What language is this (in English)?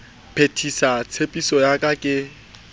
Southern Sotho